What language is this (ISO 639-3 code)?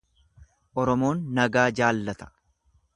orm